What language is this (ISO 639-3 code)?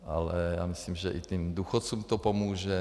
ces